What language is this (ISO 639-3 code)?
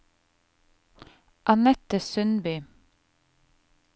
nor